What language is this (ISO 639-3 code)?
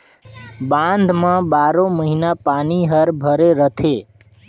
hne